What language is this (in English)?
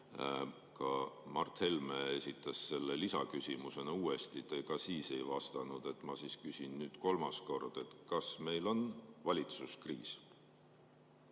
Estonian